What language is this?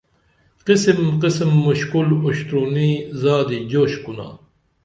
Dameli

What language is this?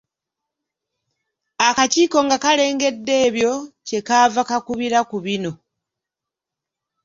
Ganda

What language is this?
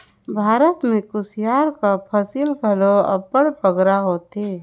Chhattisgarhi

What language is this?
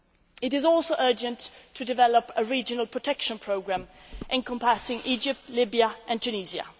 English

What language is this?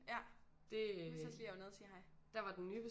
Danish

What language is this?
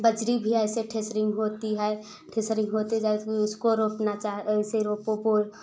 Hindi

